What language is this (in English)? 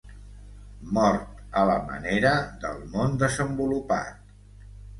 Catalan